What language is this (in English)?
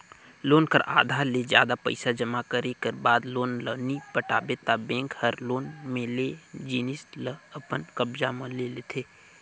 Chhattisgarhi